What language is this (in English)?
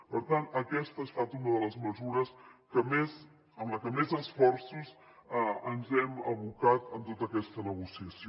Catalan